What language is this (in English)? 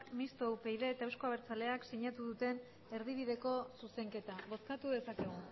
Basque